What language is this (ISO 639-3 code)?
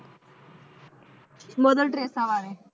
pan